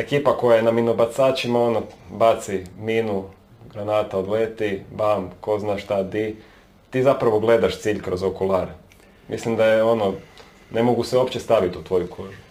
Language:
Croatian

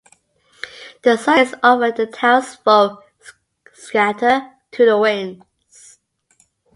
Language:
English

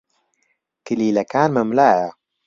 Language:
Central Kurdish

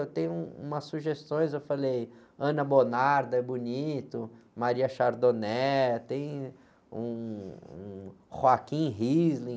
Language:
Portuguese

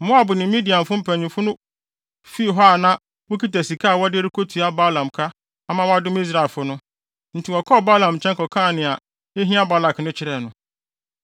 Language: Akan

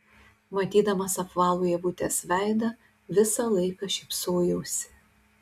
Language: Lithuanian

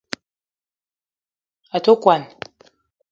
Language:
Eton (Cameroon)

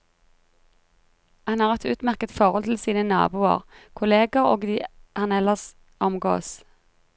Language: Norwegian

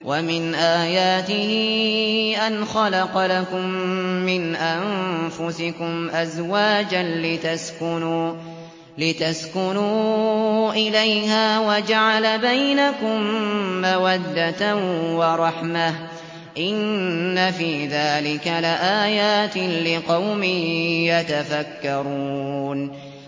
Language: Arabic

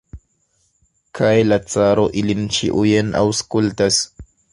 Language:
Esperanto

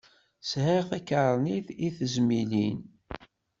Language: Kabyle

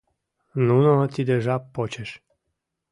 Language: Mari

